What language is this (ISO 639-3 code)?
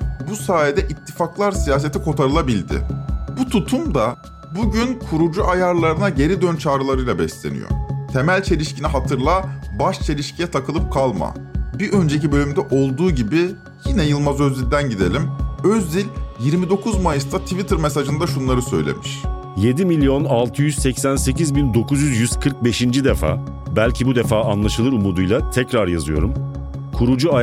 tur